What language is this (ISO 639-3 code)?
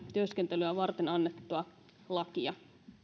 fin